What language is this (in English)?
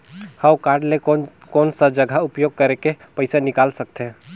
Chhattisgarhi